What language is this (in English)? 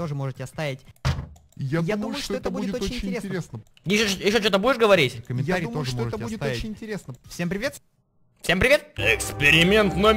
Russian